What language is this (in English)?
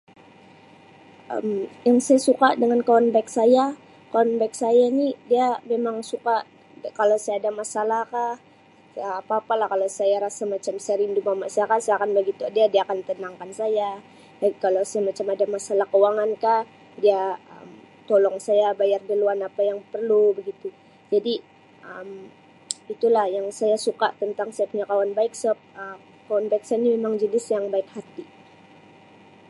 Sabah Malay